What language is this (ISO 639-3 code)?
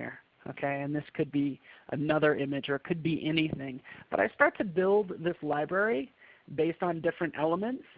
eng